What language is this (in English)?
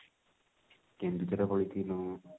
Odia